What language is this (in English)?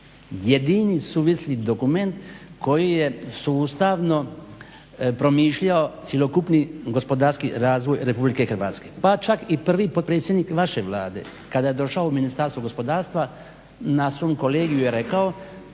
Croatian